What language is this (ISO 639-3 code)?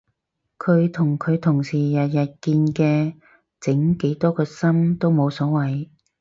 yue